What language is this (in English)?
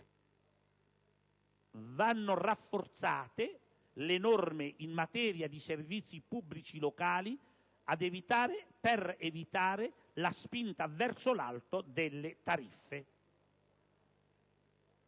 Italian